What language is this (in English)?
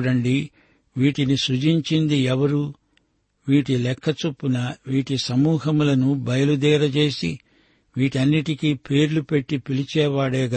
Telugu